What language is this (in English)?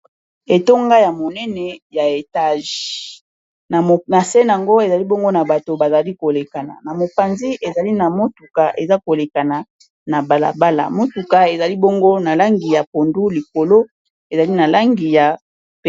Lingala